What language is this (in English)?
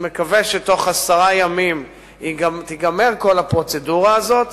Hebrew